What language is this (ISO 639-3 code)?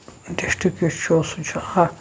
kas